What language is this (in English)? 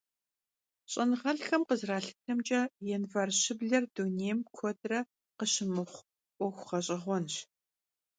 Kabardian